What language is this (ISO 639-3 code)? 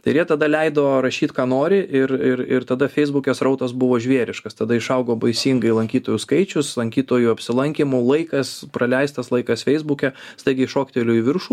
lit